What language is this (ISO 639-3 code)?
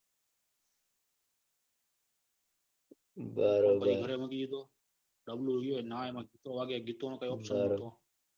guj